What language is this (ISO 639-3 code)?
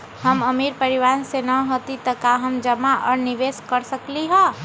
mag